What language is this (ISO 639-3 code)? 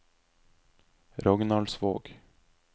nor